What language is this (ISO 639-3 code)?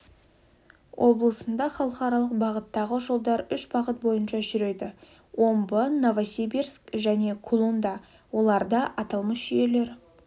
kaz